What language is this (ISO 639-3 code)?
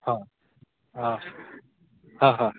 ori